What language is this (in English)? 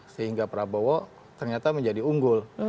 Indonesian